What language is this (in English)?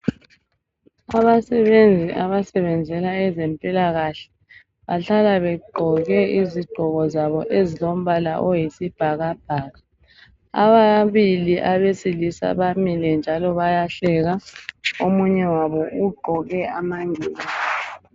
North Ndebele